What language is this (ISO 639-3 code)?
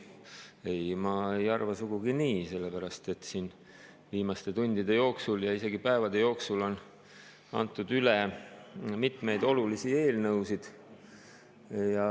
est